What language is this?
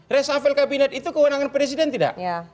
Indonesian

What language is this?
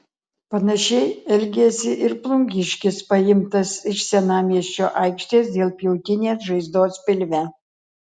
Lithuanian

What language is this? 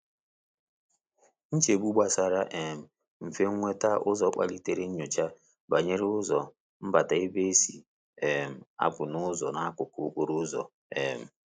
Igbo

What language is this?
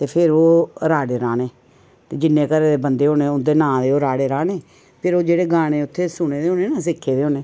Dogri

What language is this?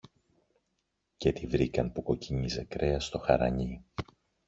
Greek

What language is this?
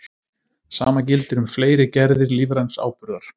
Icelandic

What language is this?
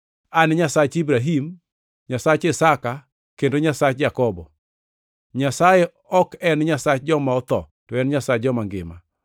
Luo (Kenya and Tanzania)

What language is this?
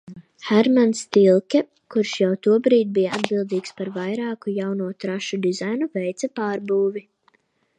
Latvian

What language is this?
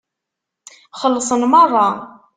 Kabyle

